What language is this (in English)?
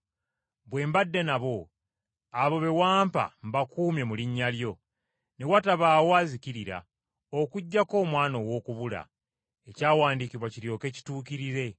Ganda